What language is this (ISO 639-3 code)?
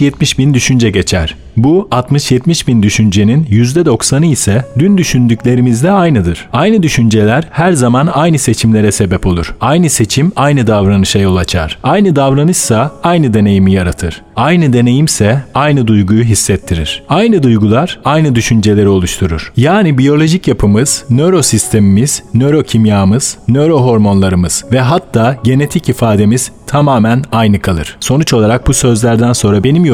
tur